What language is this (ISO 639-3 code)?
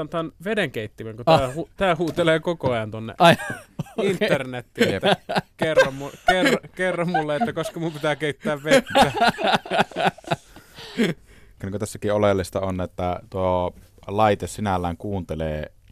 fin